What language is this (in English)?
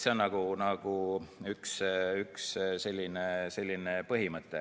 Estonian